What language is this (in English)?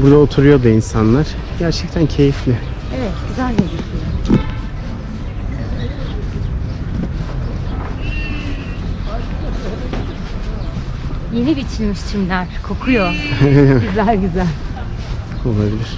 Turkish